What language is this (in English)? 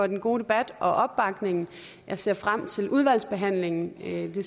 Danish